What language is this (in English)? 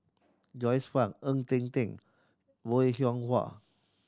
English